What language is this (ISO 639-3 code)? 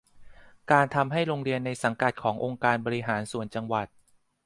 tha